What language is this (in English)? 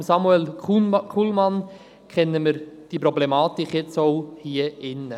Swiss German